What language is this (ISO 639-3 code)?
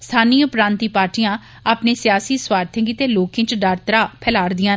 doi